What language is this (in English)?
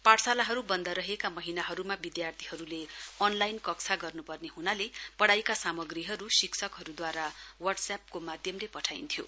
Nepali